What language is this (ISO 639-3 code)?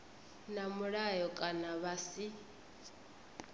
ven